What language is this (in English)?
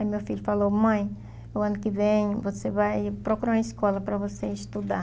Portuguese